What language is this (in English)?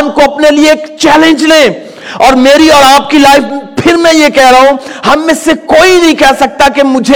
Urdu